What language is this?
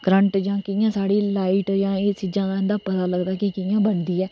Dogri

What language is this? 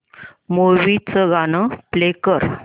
Marathi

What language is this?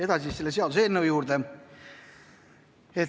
Estonian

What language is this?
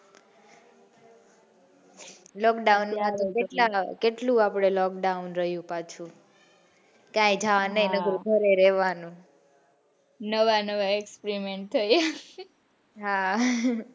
Gujarati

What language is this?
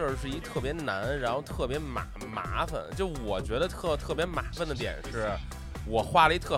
Chinese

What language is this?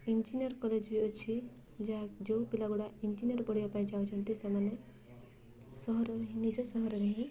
Odia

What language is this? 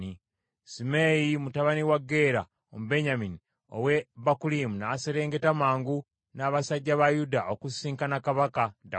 Ganda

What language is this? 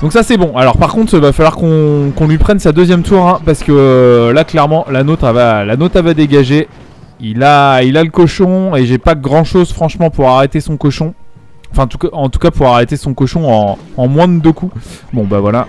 French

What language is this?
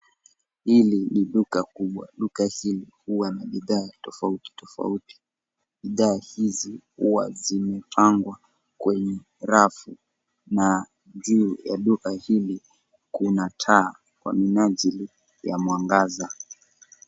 Swahili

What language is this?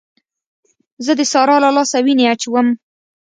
Pashto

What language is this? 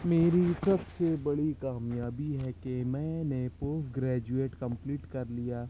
Urdu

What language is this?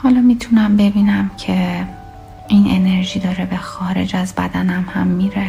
Persian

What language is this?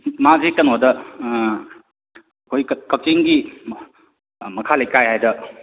Manipuri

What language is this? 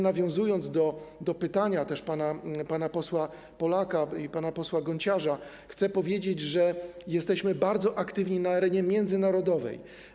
Polish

